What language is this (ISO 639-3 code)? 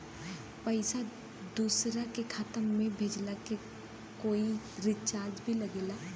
bho